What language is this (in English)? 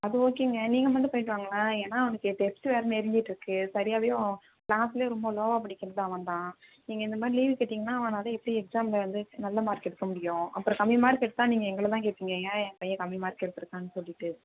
Tamil